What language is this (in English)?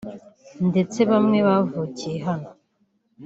Kinyarwanda